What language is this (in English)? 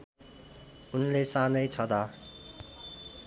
Nepali